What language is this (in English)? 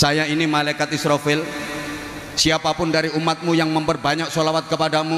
Indonesian